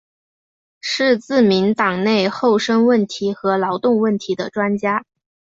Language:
Chinese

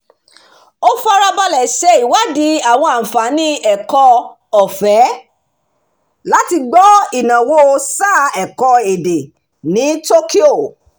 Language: Yoruba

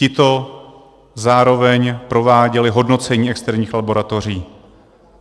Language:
Czech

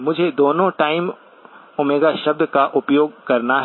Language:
Hindi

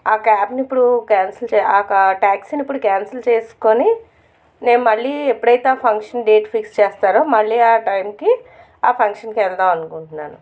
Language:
Telugu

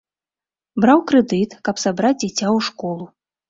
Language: Belarusian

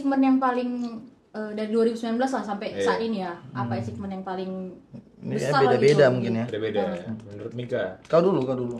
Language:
Indonesian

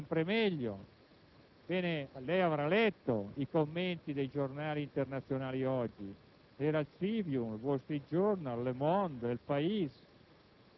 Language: Italian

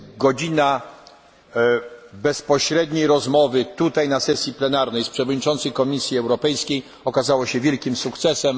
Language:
Polish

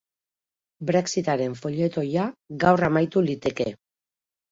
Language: Basque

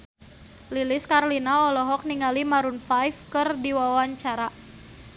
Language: Sundanese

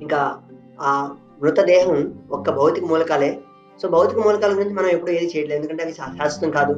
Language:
Telugu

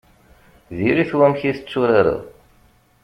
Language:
Kabyle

